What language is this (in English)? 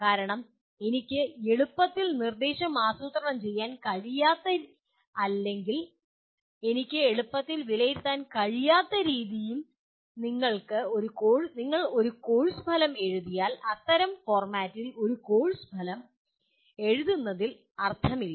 Malayalam